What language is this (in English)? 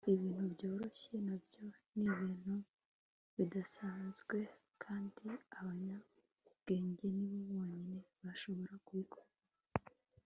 Kinyarwanda